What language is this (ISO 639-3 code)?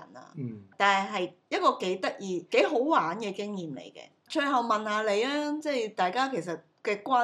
zho